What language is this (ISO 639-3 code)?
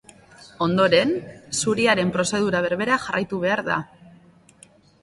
eus